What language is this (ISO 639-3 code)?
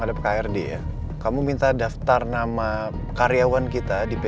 ind